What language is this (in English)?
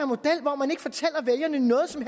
Danish